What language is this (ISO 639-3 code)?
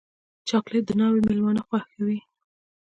pus